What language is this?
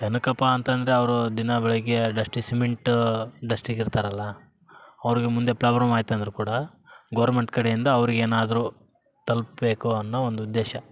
Kannada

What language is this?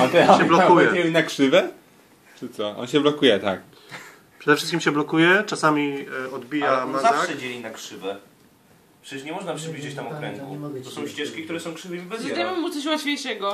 Polish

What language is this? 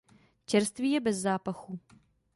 Czech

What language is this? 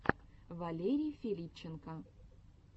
Russian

